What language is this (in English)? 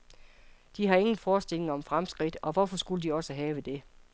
Danish